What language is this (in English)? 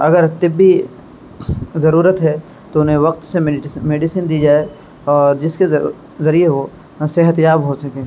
Urdu